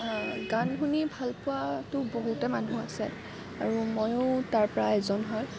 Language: Assamese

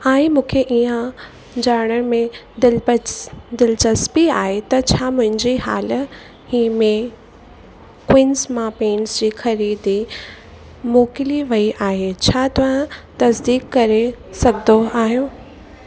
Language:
Sindhi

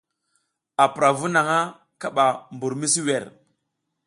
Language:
South Giziga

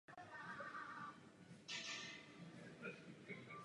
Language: Czech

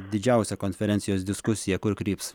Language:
Lithuanian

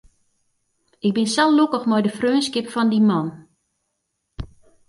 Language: Western Frisian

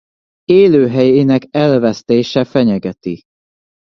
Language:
Hungarian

